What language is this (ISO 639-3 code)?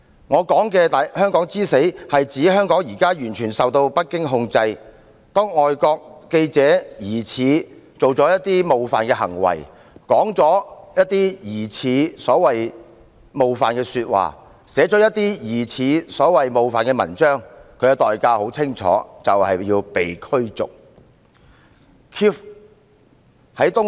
yue